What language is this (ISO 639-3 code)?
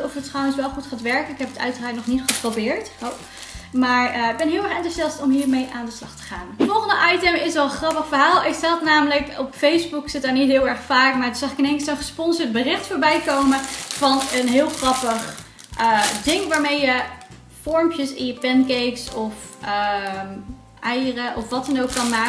nld